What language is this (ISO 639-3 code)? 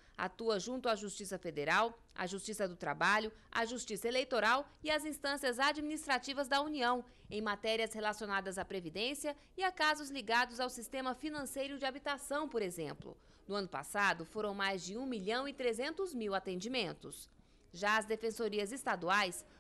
por